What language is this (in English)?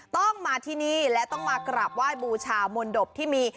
Thai